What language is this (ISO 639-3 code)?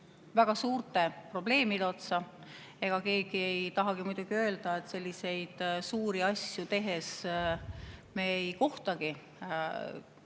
est